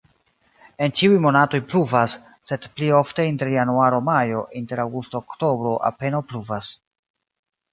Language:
Esperanto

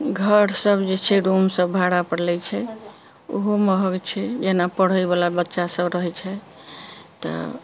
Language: Maithili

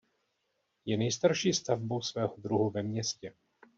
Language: Czech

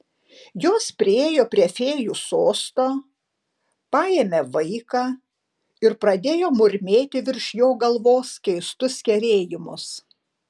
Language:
Lithuanian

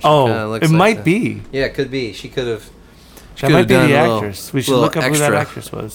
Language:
English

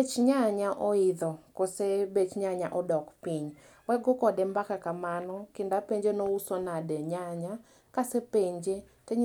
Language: Luo (Kenya and Tanzania)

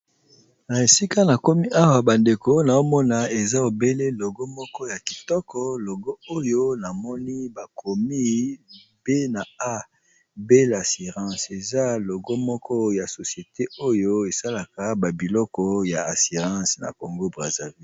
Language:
Lingala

